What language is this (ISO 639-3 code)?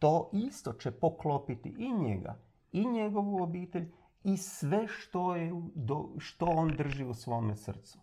hrv